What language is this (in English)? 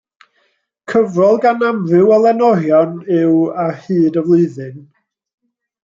Welsh